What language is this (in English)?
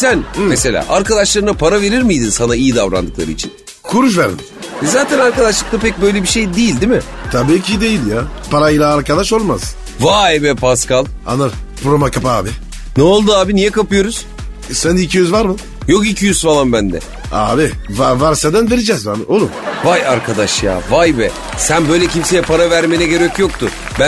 Turkish